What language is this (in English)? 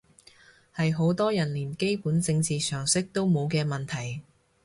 Cantonese